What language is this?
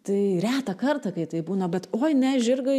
Lithuanian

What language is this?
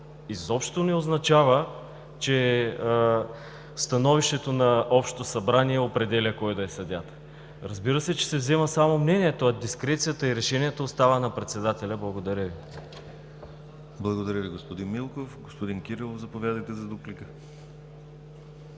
Bulgarian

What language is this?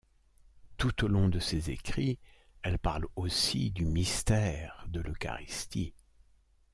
French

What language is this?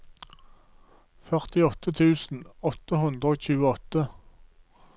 Norwegian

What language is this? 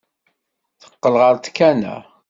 Kabyle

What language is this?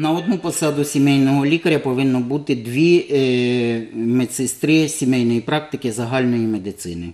Ukrainian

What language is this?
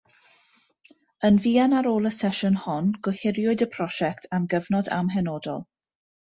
Welsh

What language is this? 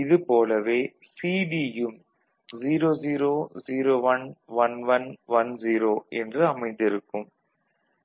Tamil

